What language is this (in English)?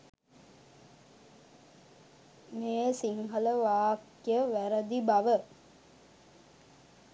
Sinhala